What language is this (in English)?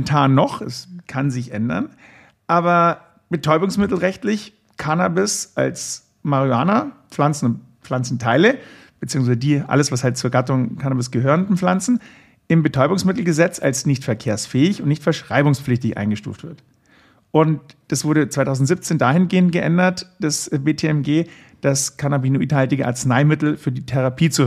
German